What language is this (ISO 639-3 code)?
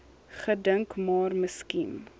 afr